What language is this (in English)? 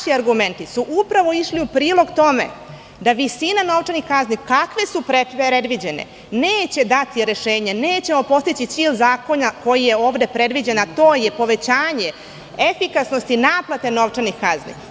Serbian